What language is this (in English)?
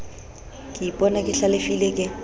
Southern Sotho